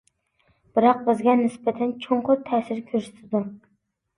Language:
Uyghur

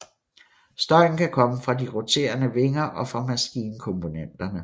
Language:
Danish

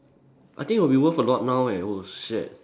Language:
English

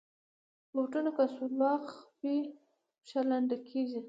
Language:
Pashto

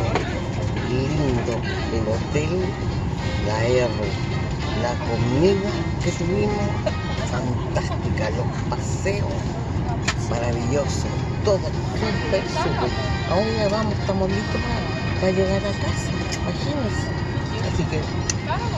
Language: Spanish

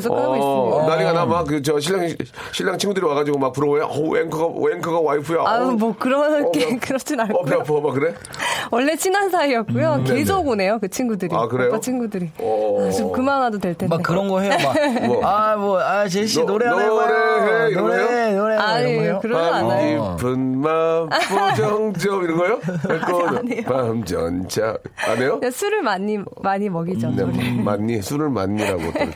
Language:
Korean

